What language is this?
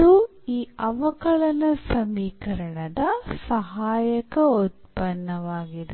Kannada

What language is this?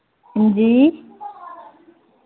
Dogri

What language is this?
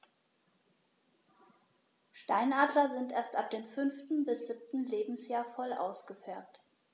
German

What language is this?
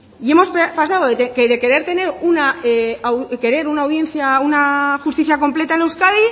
Spanish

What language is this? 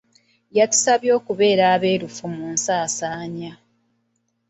Ganda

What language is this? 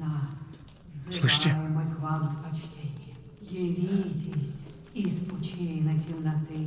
Russian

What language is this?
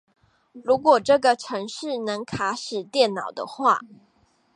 Chinese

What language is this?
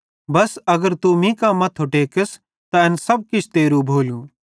Bhadrawahi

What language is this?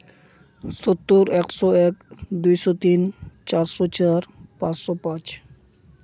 Santali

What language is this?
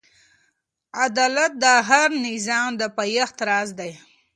Pashto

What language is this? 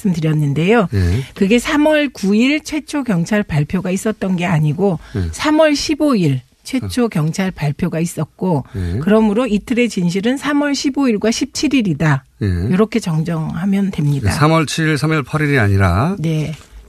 Korean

